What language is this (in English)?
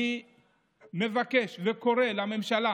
Hebrew